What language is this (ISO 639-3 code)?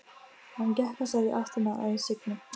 isl